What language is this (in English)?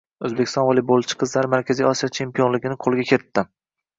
Uzbek